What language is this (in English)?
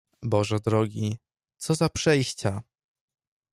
Polish